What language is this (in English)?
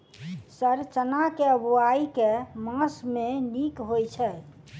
Maithili